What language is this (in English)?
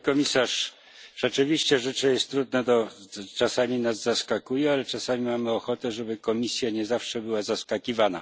Polish